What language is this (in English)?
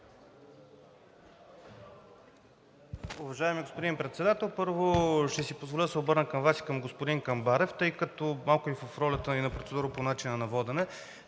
Bulgarian